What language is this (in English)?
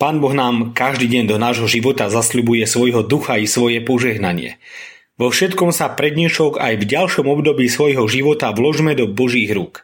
Slovak